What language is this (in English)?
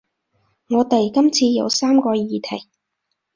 Cantonese